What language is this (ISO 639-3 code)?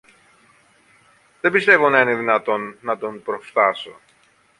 ell